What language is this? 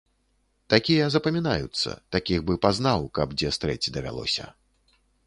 Belarusian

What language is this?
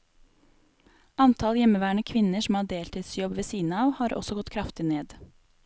Norwegian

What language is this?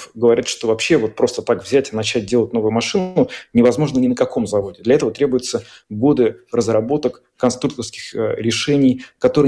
Russian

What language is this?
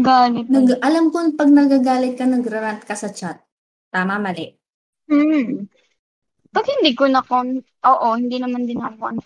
Filipino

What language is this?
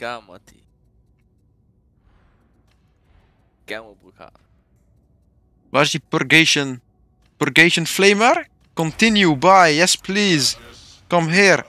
Dutch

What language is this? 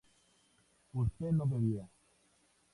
Spanish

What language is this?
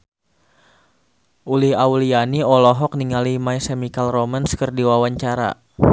Sundanese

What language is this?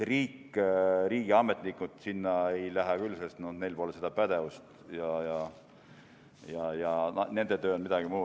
Estonian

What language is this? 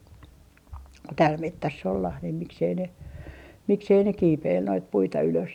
Finnish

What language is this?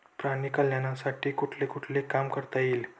Marathi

